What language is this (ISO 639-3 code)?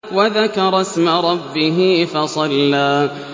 ara